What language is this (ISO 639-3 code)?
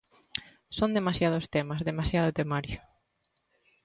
glg